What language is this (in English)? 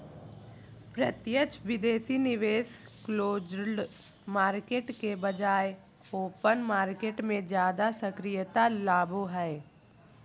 Magahi